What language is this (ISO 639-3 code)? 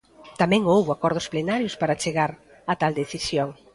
glg